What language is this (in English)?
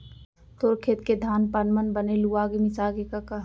Chhattisgarhi